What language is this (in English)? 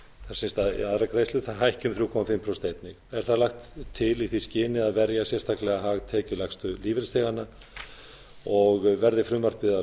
Icelandic